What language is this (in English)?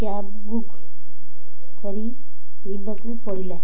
Odia